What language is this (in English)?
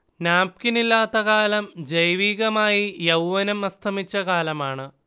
Malayalam